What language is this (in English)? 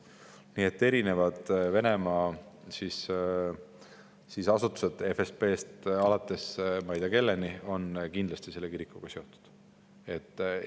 Estonian